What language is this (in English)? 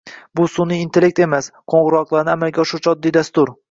Uzbek